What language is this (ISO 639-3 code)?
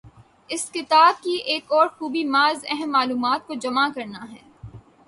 urd